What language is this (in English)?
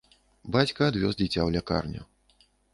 Belarusian